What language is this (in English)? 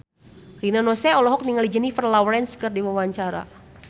Sundanese